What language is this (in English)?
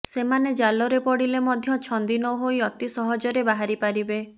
Odia